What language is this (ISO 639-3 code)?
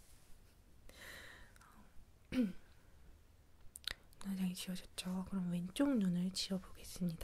kor